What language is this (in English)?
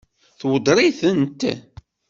Kabyle